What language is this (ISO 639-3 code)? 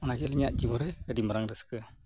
sat